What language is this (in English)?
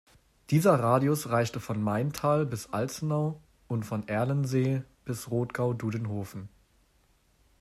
German